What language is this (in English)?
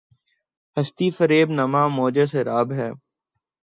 Urdu